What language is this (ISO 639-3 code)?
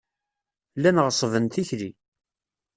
kab